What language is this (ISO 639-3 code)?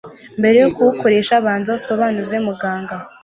kin